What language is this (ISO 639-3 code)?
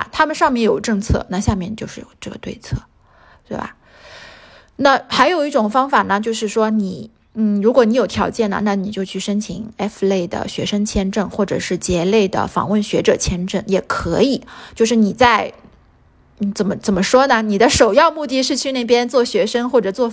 zho